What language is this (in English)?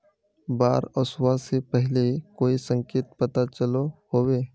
Magahi